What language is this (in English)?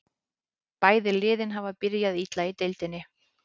Icelandic